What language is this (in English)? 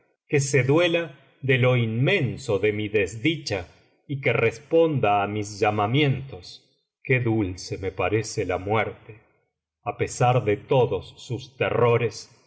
Spanish